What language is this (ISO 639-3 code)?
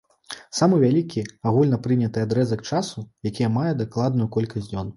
bel